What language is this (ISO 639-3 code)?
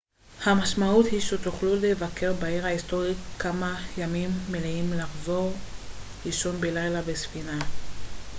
heb